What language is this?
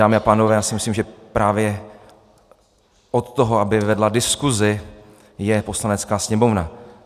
Czech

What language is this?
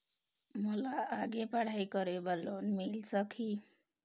Chhattisgarhi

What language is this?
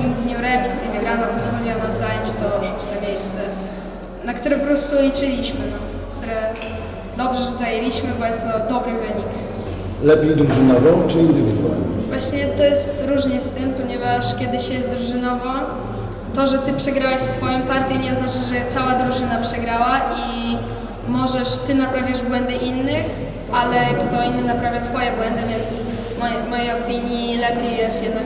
Polish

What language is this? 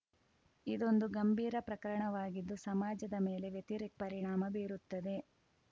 Kannada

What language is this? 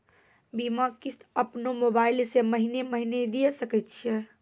Maithili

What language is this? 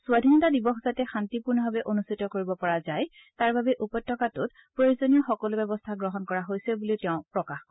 Assamese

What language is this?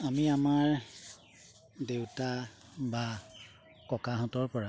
Assamese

